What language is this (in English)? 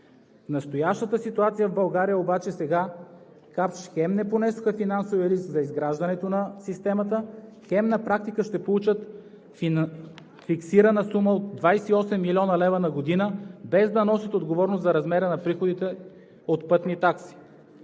Bulgarian